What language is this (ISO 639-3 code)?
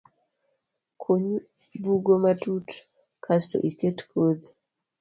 luo